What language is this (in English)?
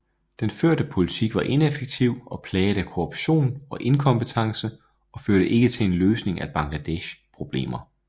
Danish